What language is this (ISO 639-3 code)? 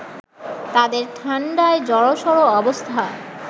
ben